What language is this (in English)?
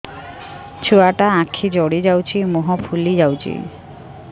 Odia